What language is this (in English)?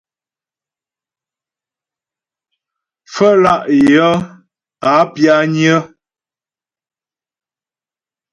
Ghomala